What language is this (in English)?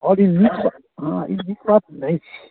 Maithili